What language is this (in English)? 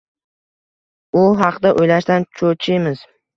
Uzbek